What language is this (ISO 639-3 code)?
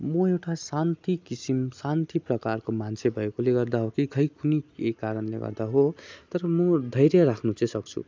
nep